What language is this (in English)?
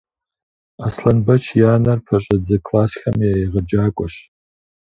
Kabardian